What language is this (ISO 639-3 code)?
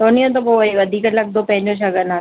snd